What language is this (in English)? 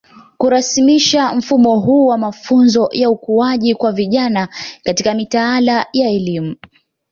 Swahili